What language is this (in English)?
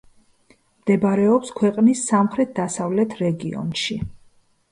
Georgian